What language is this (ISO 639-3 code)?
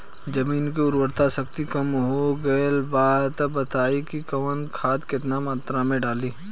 bho